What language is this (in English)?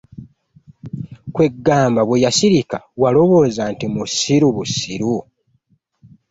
Ganda